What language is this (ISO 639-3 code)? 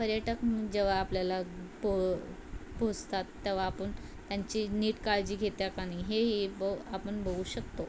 mar